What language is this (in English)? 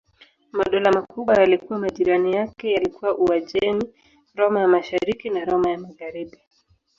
Swahili